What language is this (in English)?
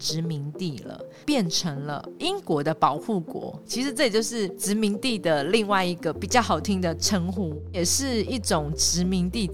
Chinese